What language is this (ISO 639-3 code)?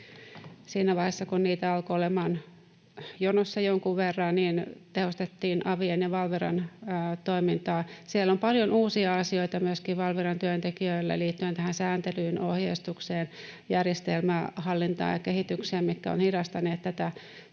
fin